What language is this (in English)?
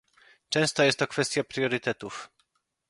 Polish